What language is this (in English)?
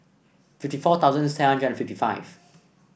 English